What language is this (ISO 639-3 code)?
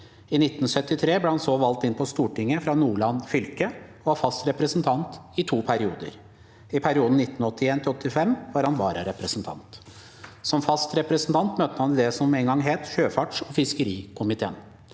nor